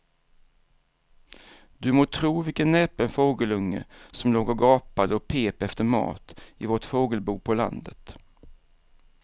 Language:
Swedish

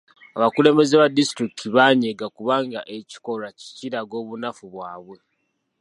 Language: Ganda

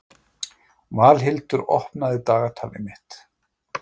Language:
Icelandic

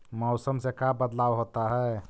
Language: Magahi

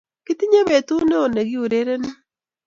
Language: Kalenjin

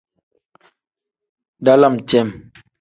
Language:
Tem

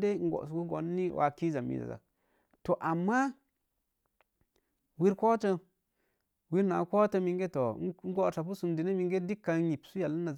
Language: Mom Jango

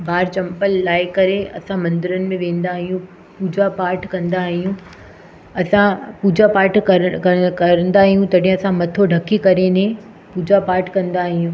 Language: Sindhi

